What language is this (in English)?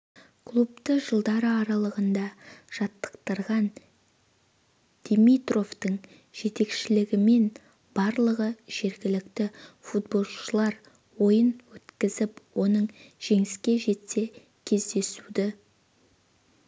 Kazakh